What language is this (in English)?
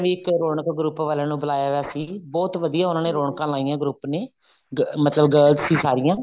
Punjabi